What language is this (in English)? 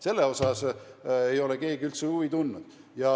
Estonian